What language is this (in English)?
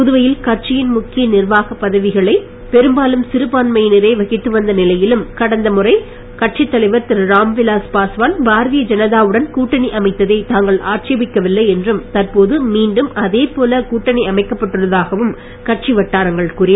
Tamil